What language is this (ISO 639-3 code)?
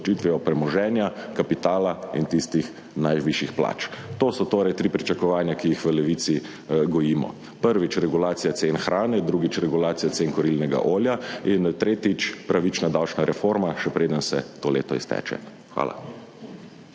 slv